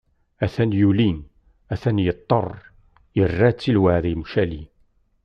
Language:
Kabyle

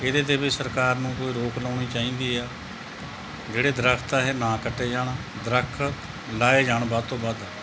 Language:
Punjabi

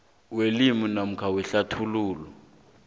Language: South Ndebele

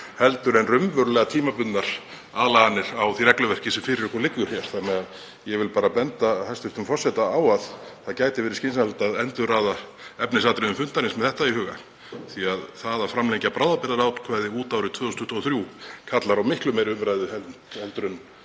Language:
Icelandic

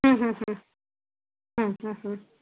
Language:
Sindhi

